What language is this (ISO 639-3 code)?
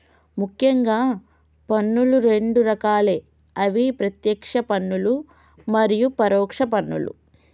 tel